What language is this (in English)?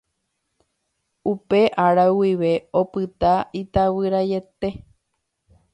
Guarani